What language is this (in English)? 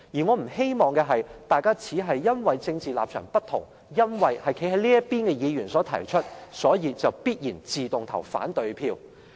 Cantonese